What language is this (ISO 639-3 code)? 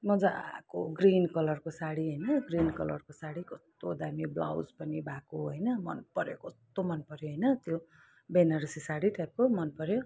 nep